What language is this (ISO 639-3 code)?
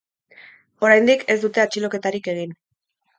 eus